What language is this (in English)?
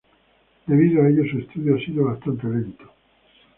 Spanish